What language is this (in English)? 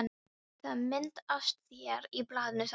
Icelandic